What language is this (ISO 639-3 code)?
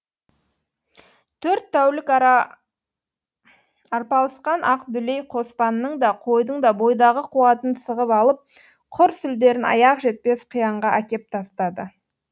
kaz